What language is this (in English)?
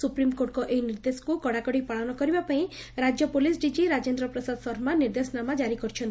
Odia